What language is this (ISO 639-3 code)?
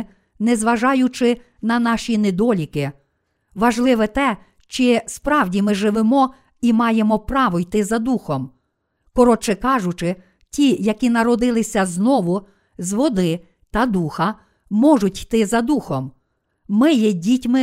ukr